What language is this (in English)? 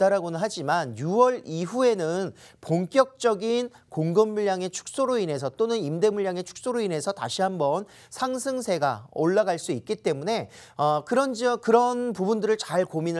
Korean